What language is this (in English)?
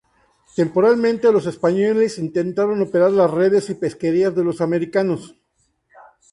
Spanish